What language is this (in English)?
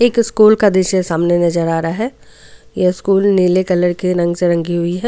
Hindi